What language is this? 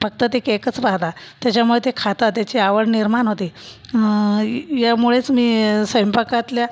Marathi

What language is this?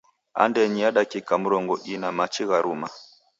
Taita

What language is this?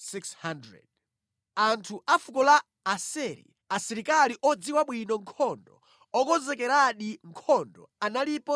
Nyanja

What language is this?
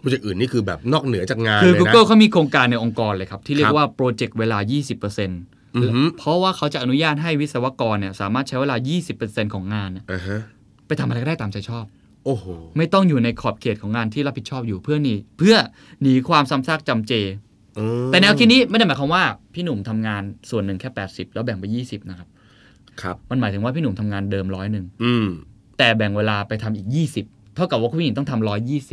Thai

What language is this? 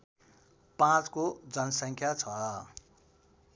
Nepali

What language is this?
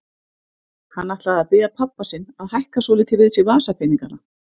Icelandic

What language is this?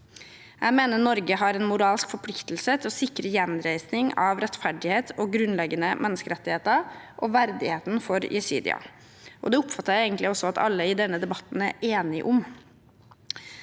Norwegian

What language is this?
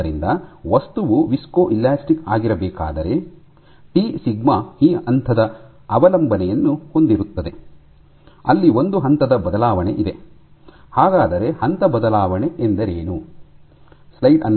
Kannada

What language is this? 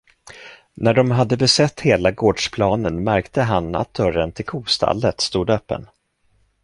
Swedish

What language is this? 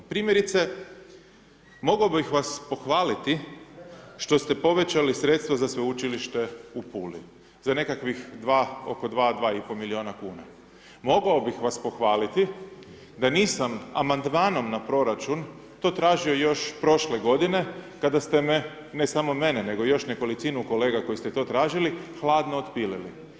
Croatian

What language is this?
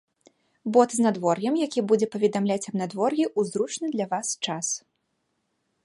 Belarusian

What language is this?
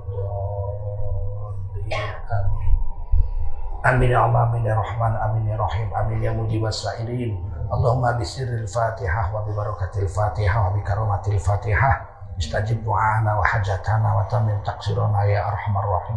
Indonesian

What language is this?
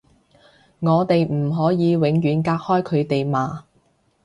Cantonese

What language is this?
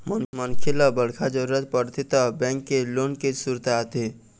Chhattisgarhi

